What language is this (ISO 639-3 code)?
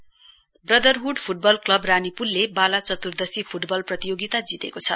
nep